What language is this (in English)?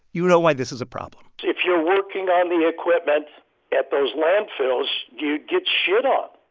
English